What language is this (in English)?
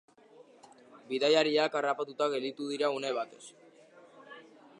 Basque